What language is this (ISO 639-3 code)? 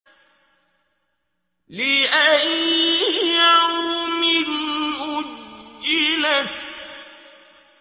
ara